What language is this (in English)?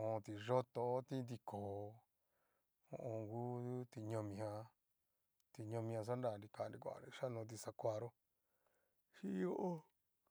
Cacaloxtepec Mixtec